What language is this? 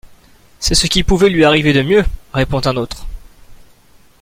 French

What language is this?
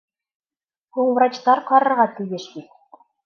Bashkir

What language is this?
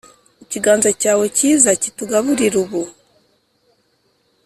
Kinyarwanda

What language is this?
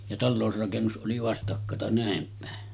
Finnish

